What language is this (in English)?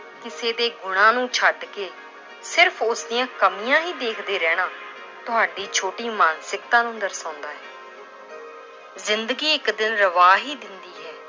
Punjabi